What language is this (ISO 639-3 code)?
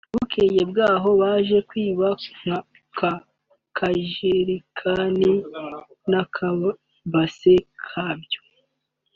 kin